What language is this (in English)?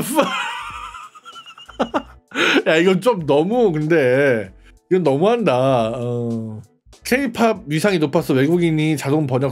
Korean